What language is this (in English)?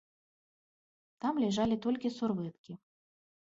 Belarusian